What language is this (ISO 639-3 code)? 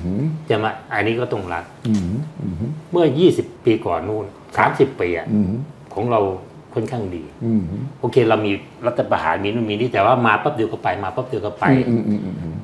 tha